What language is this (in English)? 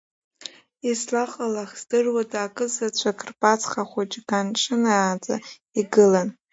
Abkhazian